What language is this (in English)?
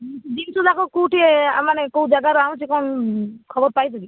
Odia